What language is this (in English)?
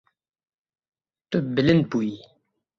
Kurdish